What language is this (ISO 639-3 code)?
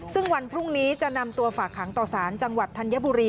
tha